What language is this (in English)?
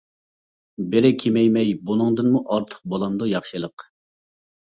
Uyghur